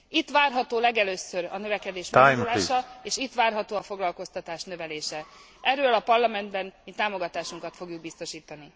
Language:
Hungarian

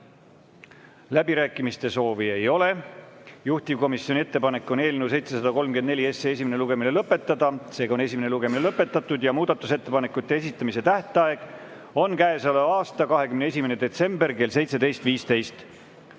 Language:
Estonian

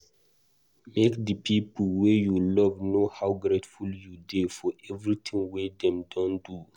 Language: Nigerian Pidgin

